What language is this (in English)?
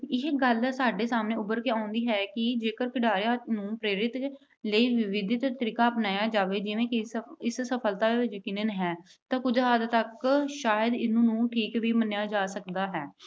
Punjabi